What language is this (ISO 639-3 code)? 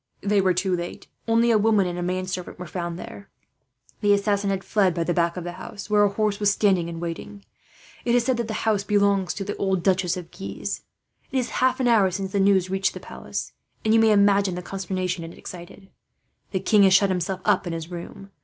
eng